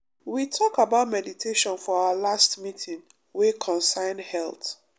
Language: Nigerian Pidgin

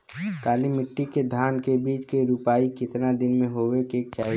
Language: Bhojpuri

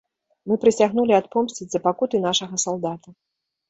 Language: Belarusian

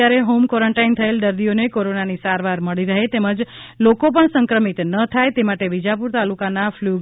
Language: Gujarati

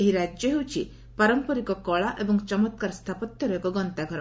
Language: Odia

